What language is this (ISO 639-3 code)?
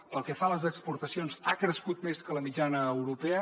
cat